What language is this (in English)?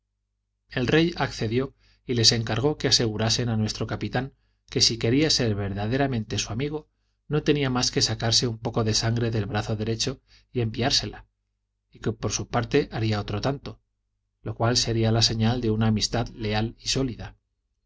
Spanish